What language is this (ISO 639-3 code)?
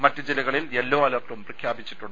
mal